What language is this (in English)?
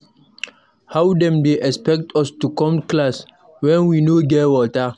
Nigerian Pidgin